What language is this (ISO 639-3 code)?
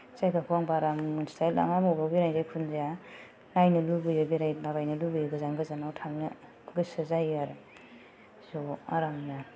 brx